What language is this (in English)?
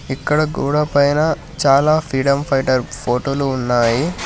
Telugu